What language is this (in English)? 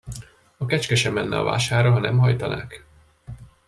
Hungarian